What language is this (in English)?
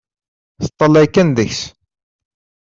Kabyle